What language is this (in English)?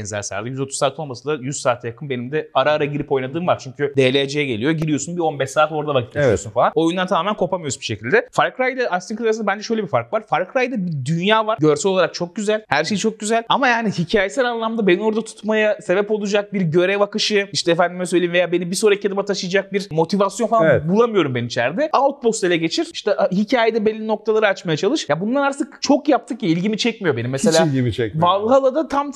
Turkish